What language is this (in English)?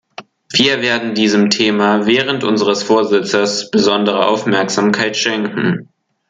German